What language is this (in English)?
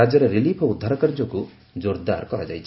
Odia